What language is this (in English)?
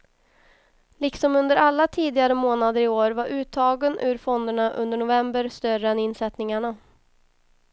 Swedish